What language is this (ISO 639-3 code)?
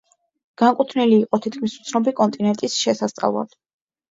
kat